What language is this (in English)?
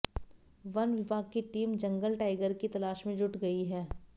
Hindi